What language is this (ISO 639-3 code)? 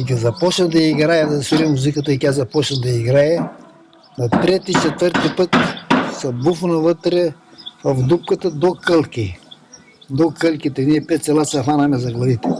bul